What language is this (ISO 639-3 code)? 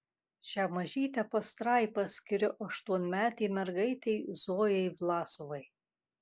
lit